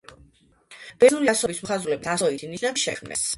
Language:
Georgian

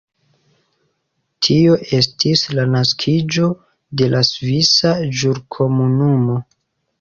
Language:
Esperanto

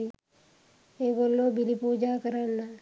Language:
Sinhala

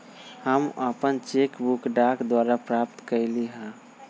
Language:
Magahi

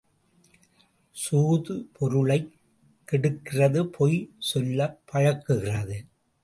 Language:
Tamil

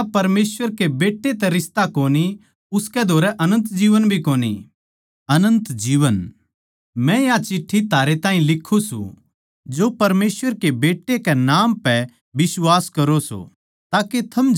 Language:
Haryanvi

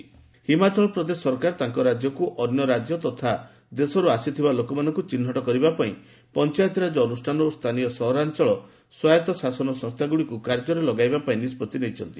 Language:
Odia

